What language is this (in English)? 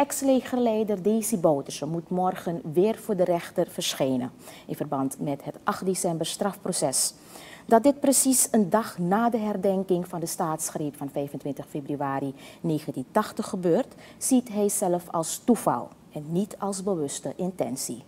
Dutch